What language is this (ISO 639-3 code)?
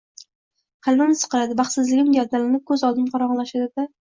uzb